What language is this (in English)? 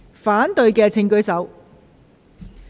Cantonese